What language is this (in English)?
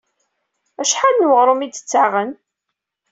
Kabyle